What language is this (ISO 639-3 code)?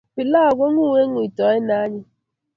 kln